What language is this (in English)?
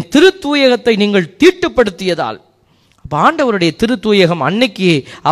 Tamil